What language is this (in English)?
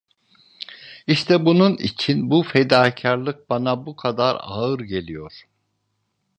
Turkish